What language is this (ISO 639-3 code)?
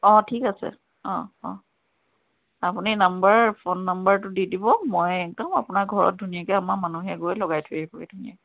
asm